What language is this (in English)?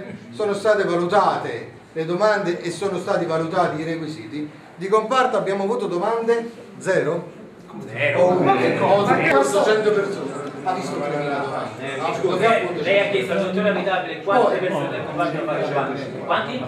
Italian